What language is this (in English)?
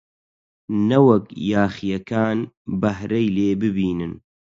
Central Kurdish